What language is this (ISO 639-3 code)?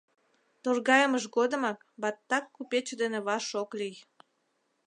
chm